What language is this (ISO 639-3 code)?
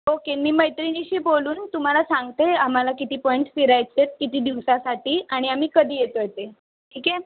mar